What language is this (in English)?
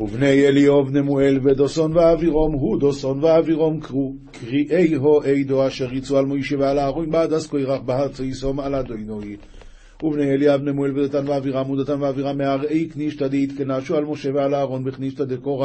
Hebrew